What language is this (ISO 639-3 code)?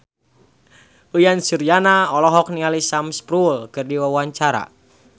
sun